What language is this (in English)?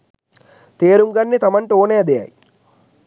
Sinhala